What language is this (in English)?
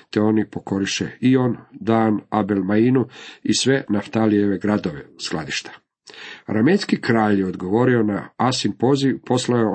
Croatian